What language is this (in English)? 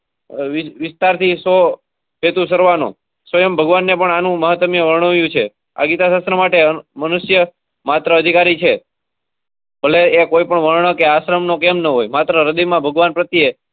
Gujarati